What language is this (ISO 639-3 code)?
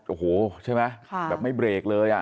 tha